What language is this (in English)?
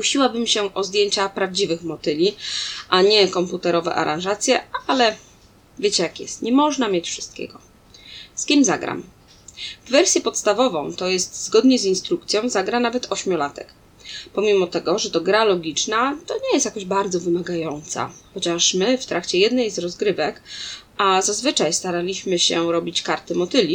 Polish